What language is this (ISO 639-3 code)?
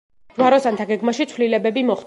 kat